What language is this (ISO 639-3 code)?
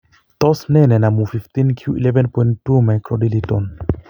kln